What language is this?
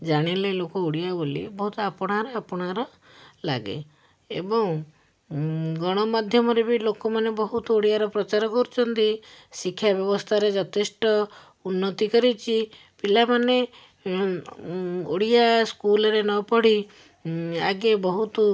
Odia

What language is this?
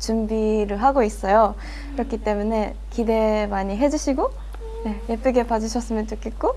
Korean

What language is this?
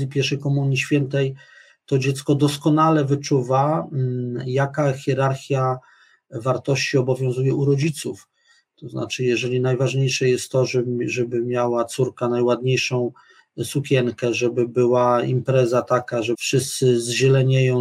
Polish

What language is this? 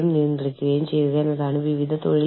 Malayalam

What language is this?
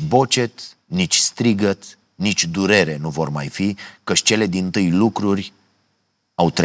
Romanian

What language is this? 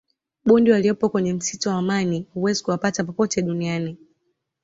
Swahili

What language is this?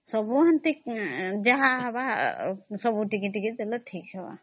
Odia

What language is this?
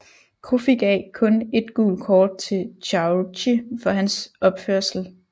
Danish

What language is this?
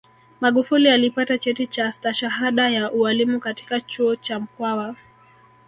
Swahili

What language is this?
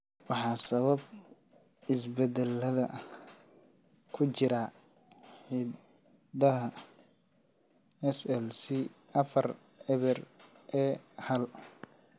Somali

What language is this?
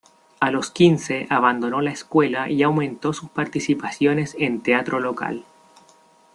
Spanish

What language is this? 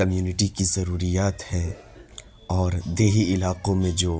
Urdu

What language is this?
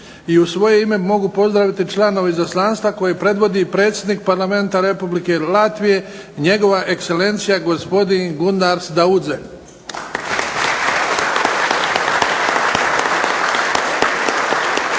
Croatian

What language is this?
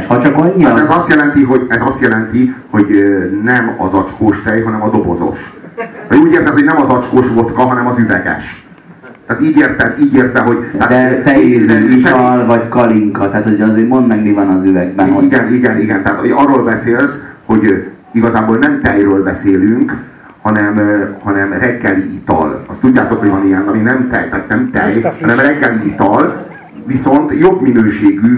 Hungarian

